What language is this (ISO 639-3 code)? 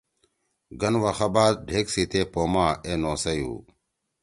trw